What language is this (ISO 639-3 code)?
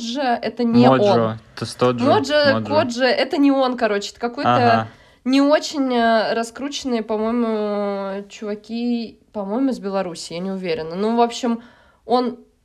rus